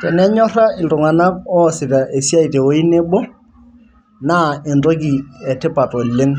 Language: Masai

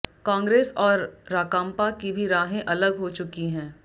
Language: Hindi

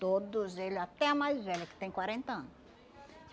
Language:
Portuguese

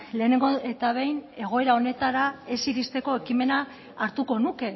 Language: Basque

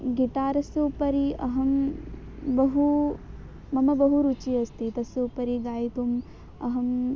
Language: Sanskrit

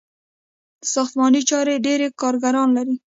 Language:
Pashto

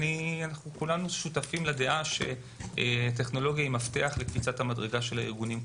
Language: Hebrew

